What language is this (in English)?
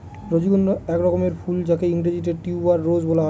Bangla